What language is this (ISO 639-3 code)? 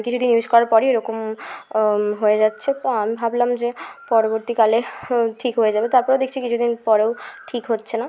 ben